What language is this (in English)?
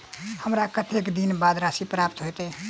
Maithili